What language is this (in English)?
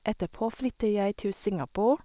Norwegian